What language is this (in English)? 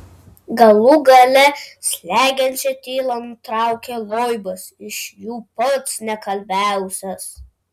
Lithuanian